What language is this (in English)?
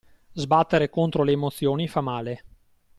Italian